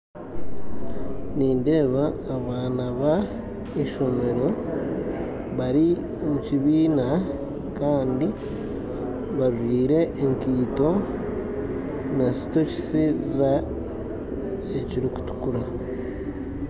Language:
Nyankole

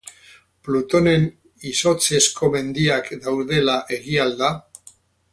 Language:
Basque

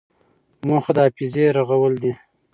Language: Pashto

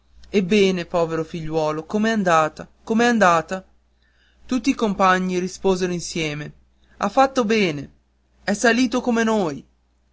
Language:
Italian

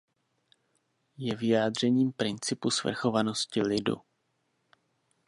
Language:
Czech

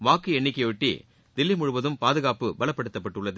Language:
Tamil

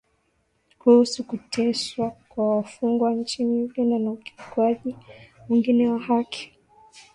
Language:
Swahili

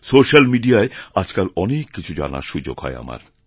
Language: Bangla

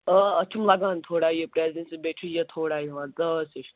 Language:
Kashmiri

